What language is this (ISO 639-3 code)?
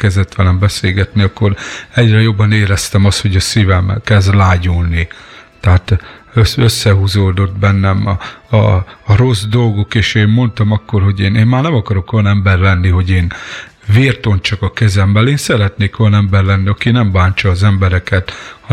hun